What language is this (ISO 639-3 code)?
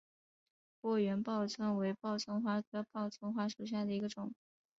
zho